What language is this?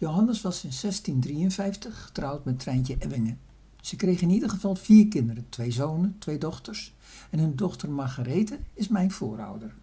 Dutch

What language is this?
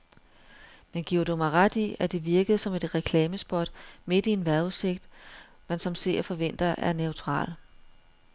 Danish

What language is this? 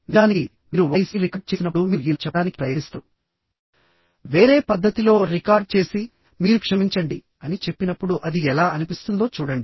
Telugu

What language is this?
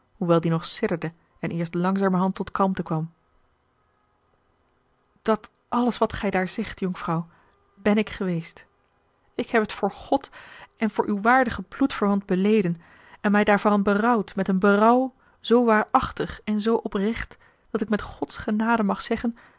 Dutch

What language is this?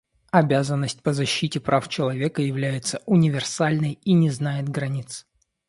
Russian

